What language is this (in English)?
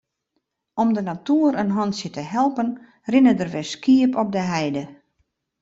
Western Frisian